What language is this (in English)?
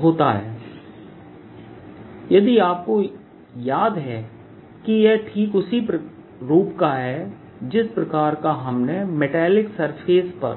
Hindi